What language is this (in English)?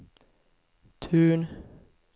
Swedish